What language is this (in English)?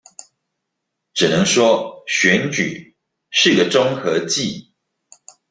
Chinese